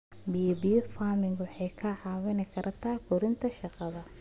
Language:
Somali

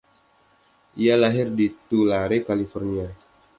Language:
Indonesian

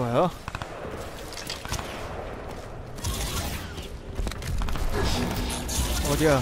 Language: Korean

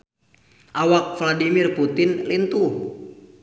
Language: Sundanese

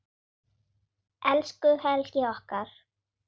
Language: Icelandic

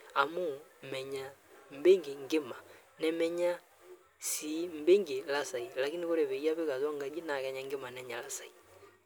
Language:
Masai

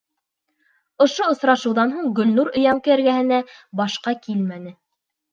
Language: Bashkir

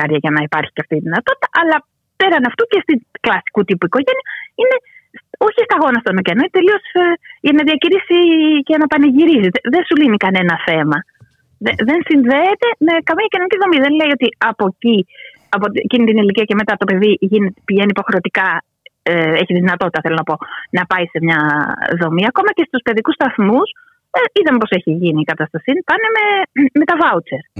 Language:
Greek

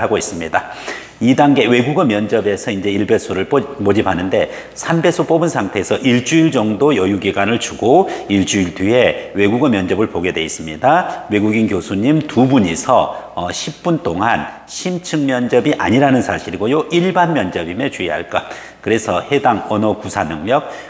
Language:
Korean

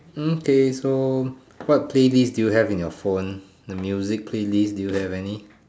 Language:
English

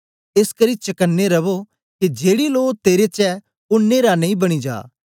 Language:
Dogri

